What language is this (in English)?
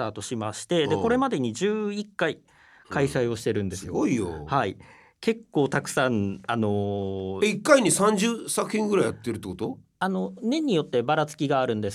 Japanese